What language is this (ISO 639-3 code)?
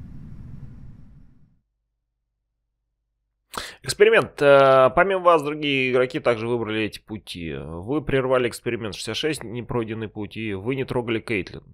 rus